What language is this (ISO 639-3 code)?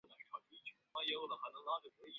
zho